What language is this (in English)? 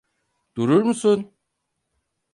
Turkish